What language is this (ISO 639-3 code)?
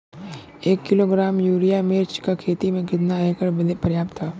bho